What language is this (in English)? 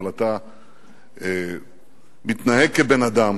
Hebrew